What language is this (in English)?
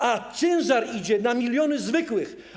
Polish